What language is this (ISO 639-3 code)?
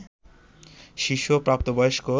ben